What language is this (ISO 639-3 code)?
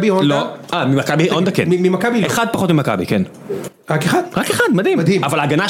heb